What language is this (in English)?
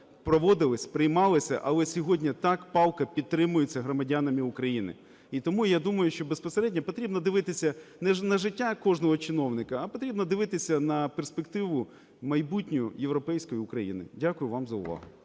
Ukrainian